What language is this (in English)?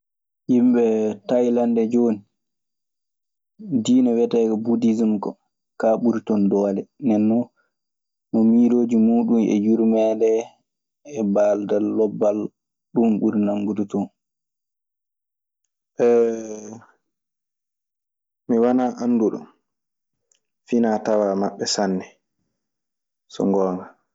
Maasina Fulfulde